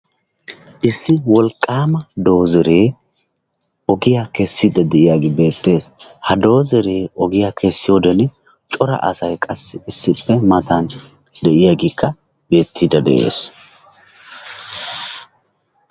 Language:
Wolaytta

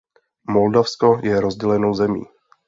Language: Czech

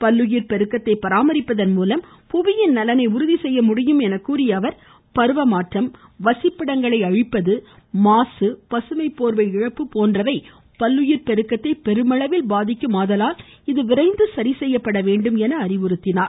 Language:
Tamil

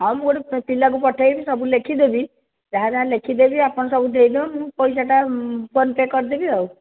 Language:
Odia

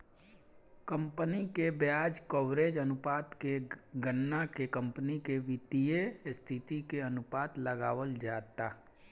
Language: Bhojpuri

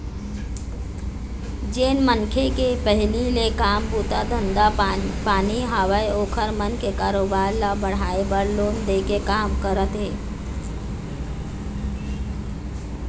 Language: Chhattisgarhi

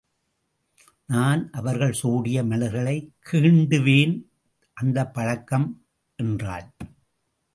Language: Tamil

